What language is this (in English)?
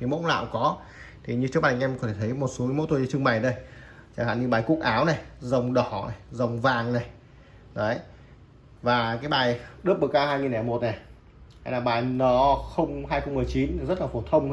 Vietnamese